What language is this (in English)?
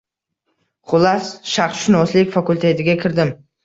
Uzbek